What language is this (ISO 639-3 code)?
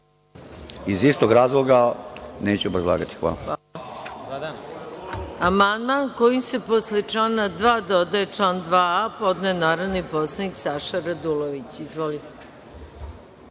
srp